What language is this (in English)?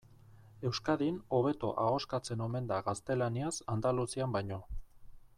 Basque